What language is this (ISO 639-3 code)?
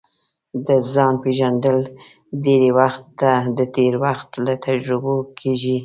pus